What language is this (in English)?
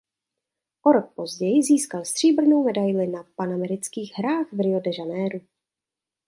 Czech